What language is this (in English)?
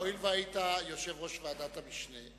Hebrew